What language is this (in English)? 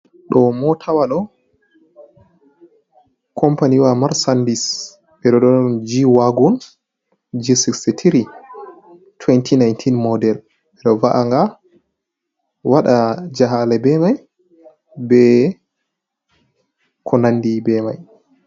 Fula